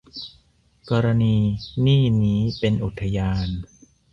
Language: Thai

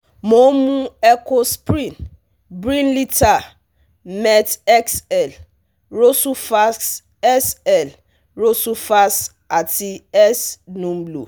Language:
Yoruba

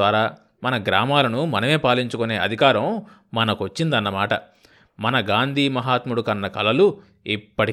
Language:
Telugu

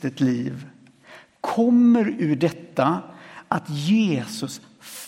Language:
Swedish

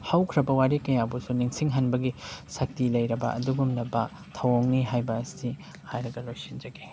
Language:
Manipuri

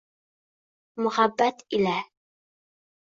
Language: Uzbek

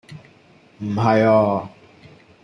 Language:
Cantonese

